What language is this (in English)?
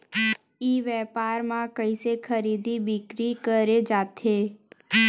Chhattisgarhi